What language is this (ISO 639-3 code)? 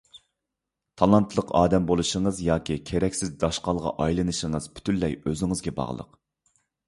uig